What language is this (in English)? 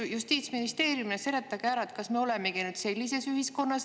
Estonian